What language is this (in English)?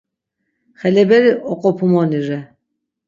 Laz